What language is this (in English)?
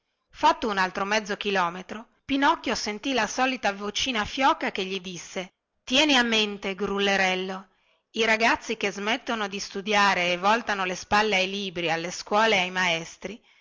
Italian